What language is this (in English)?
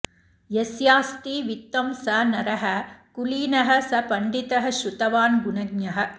Sanskrit